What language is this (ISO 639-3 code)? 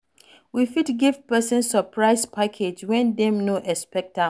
pcm